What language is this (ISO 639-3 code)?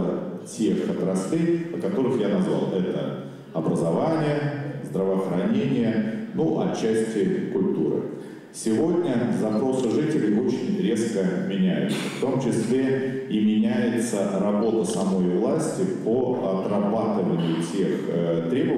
rus